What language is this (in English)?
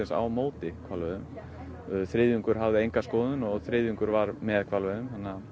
Icelandic